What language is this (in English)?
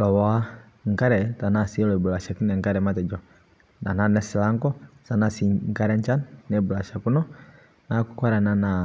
Masai